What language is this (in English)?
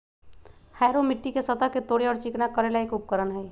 Magahi